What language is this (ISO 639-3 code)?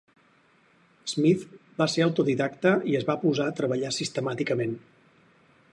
cat